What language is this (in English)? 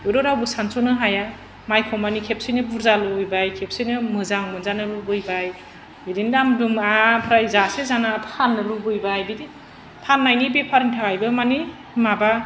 Bodo